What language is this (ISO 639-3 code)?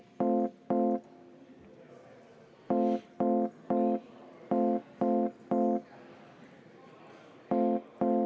est